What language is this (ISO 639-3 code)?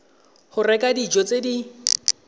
tsn